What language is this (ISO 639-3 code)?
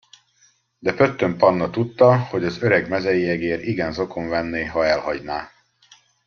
hun